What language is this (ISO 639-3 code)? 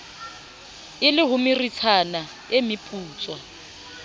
sot